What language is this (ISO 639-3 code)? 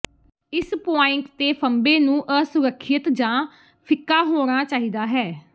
pan